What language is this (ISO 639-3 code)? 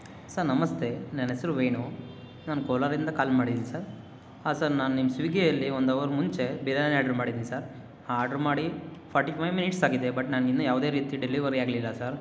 kan